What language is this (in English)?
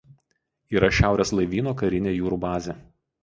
Lithuanian